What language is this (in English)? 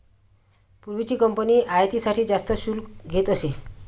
Marathi